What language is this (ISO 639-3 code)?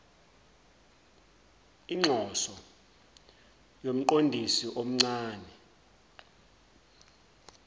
zul